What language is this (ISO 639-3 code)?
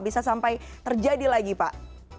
ind